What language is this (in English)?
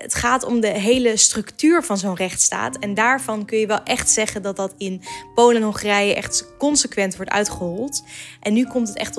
Dutch